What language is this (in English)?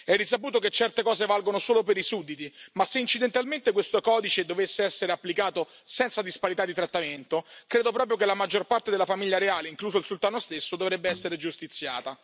Italian